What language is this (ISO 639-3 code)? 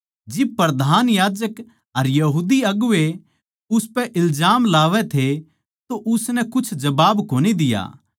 bgc